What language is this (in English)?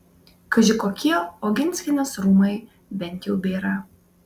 Lithuanian